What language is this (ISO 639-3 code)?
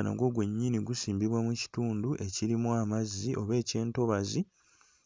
lug